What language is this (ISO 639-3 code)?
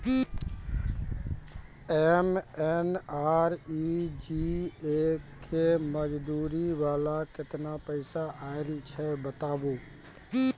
mai